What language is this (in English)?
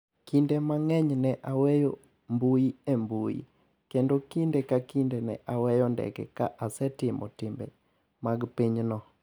Luo (Kenya and Tanzania)